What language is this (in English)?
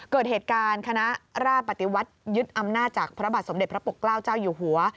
Thai